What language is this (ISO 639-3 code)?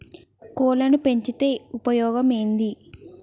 tel